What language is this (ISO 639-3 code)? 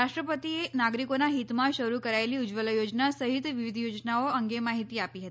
guj